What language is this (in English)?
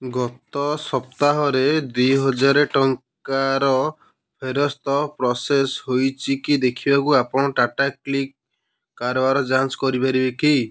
Odia